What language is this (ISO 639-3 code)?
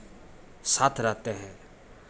hin